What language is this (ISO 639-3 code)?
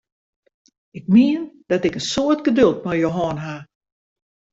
fry